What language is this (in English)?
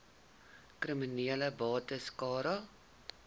Afrikaans